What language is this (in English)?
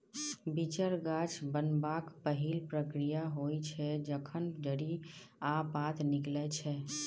Maithili